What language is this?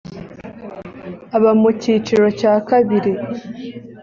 Kinyarwanda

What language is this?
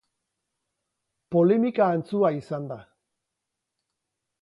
Basque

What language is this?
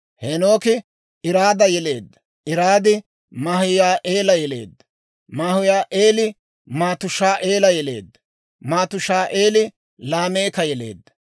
Dawro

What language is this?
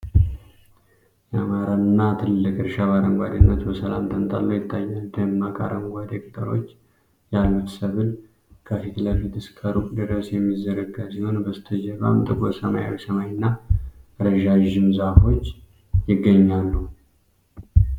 Amharic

